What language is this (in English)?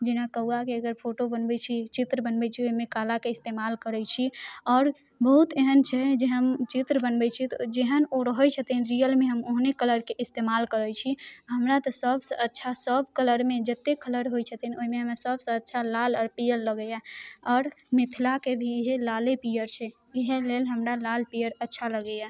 Maithili